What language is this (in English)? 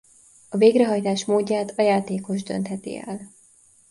Hungarian